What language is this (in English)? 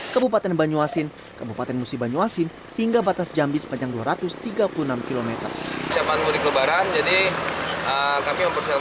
Indonesian